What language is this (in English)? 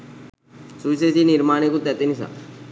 Sinhala